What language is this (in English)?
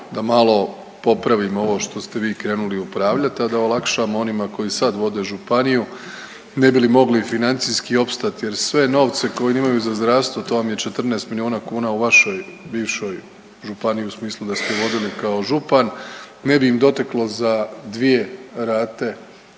Croatian